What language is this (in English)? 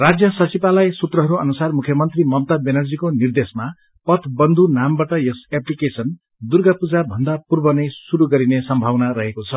Nepali